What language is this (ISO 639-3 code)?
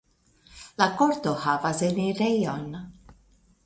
epo